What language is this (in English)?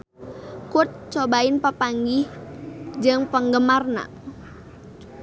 Sundanese